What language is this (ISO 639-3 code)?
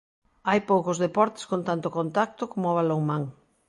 glg